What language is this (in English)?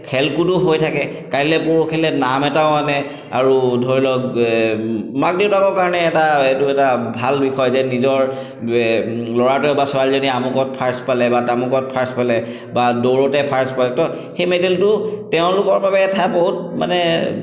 Assamese